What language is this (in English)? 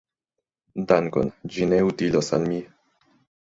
Esperanto